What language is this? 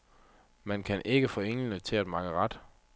Danish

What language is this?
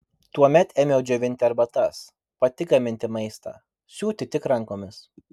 Lithuanian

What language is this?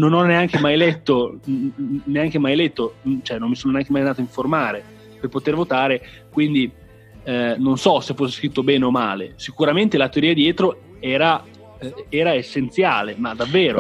Italian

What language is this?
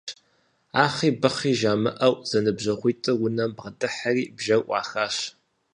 Kabardian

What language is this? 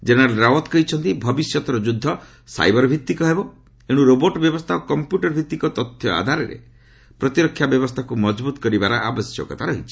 Odia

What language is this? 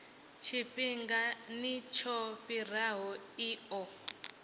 Venda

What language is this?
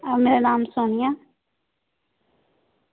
Dogri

